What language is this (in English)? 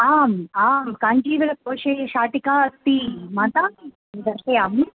Sanskrit